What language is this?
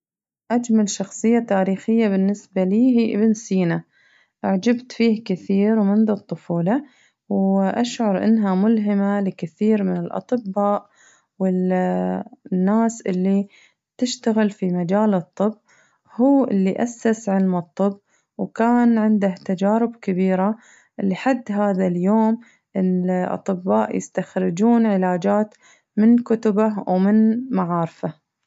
Najdi Arabic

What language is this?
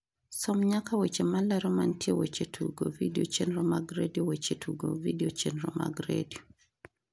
Luo (Kenya and Tanzania)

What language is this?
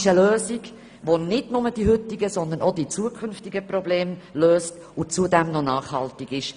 Swiss German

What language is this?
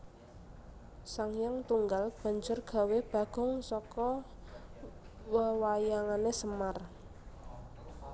Javanese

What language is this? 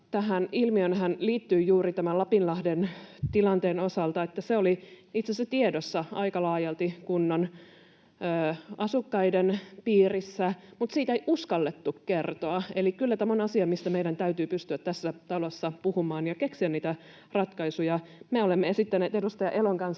Finnish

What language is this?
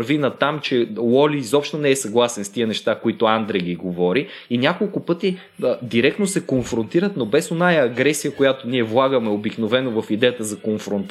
Bulgarian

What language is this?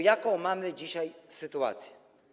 Polish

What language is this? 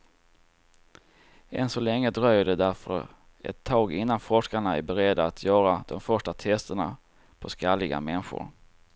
Swedish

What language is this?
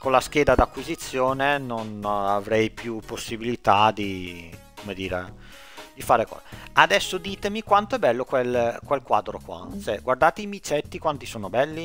Italian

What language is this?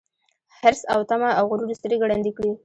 Pashto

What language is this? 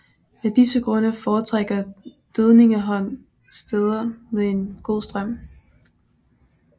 Danish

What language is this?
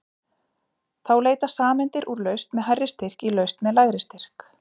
Icelandic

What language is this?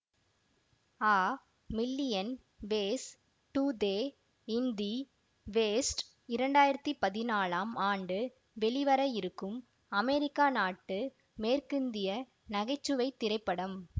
Tamil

